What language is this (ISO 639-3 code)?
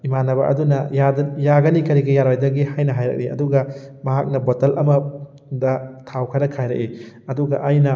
mni